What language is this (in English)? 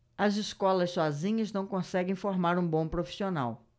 Portuguese